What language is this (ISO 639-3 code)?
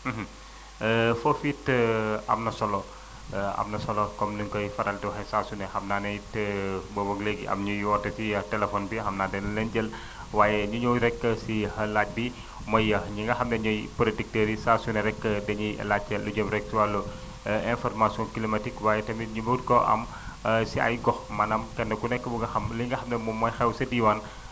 wol